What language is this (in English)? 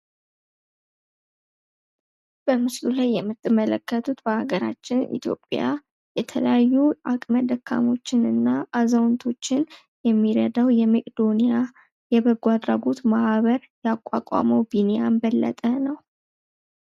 Amharic